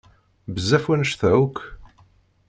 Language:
Kabyle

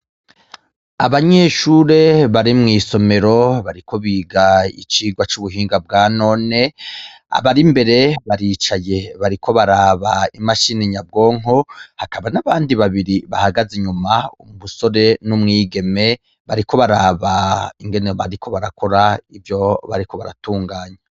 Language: Rundi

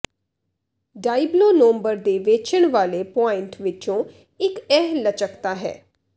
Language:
Punjabi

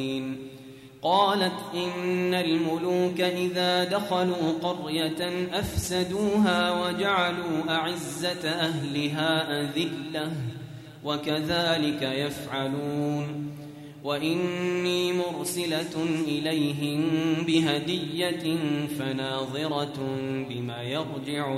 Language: Arabic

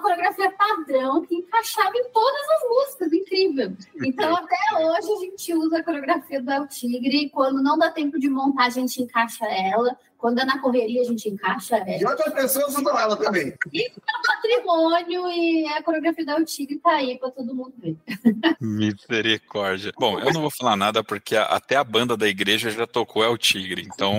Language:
Portuguese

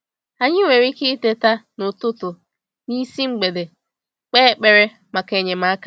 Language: Igbo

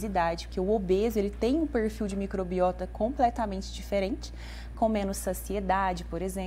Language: Portuguese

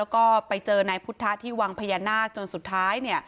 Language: Thai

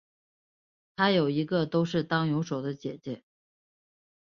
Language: Chinese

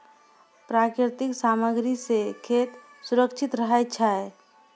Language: Maithili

